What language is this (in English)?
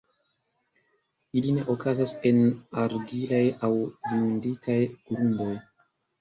Esperanto